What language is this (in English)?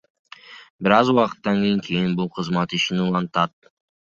Kyrgyz